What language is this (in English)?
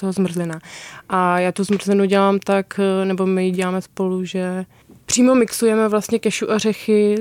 Czech